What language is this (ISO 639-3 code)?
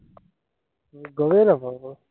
asm